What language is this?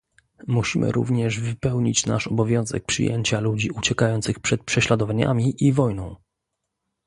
Polish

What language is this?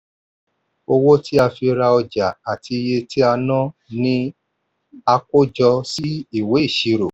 Yoruba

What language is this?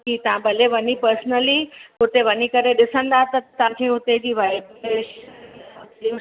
Sindhi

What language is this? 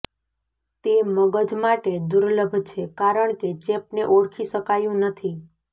Gujarati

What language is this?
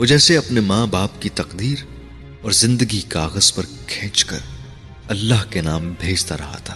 Urdu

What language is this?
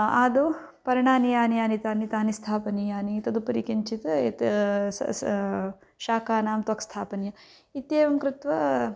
Sanskrit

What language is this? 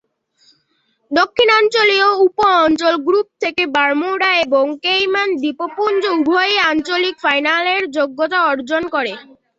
Bangla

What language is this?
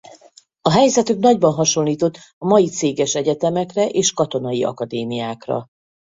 Hungarian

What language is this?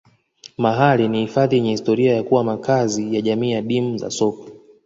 Swahili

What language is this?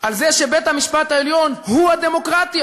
Hebrew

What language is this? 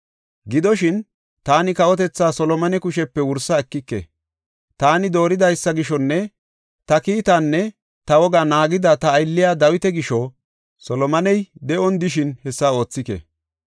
Gofa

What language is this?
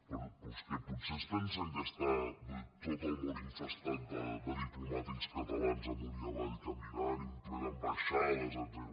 Catalan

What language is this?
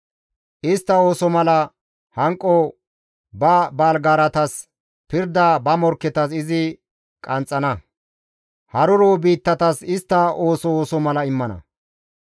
Gamo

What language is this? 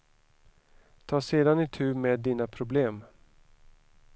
Swedish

